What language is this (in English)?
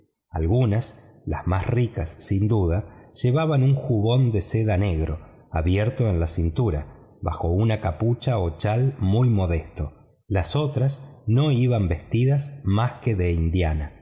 Spanish